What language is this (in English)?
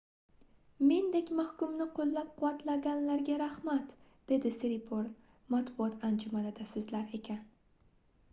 Uzbek